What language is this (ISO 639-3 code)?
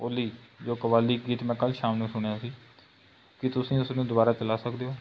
pan